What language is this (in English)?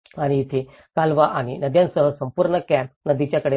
Marathi